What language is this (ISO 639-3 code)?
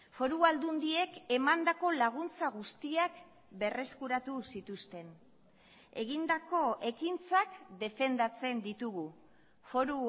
eus